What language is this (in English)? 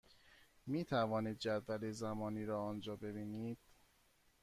Persian